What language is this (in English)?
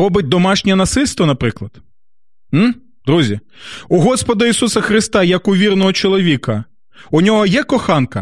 Ukrainian